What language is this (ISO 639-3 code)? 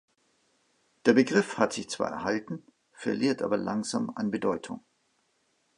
deu